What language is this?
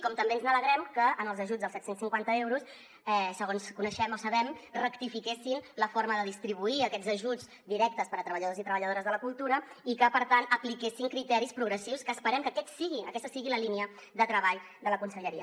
Catalan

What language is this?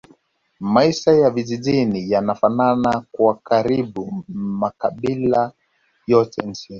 Swahili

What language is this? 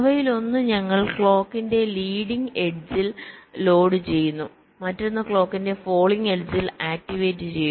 Malayalam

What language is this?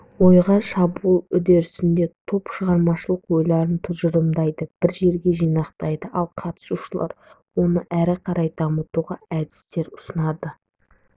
Kazakh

